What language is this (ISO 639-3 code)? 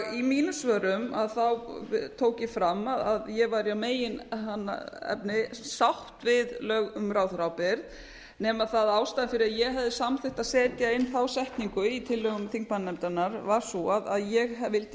isl